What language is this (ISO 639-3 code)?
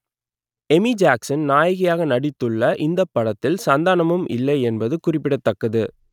tam